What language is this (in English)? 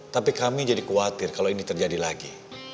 Indonesian